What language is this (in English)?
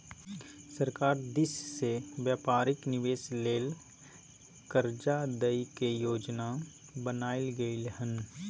Maithili